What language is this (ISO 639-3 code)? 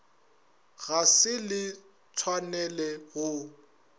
nso